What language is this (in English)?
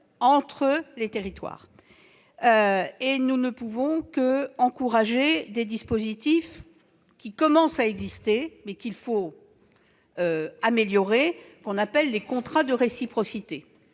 French